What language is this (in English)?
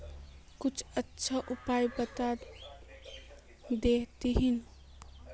Magahi